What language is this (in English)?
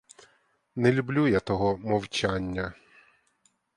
Ukrainian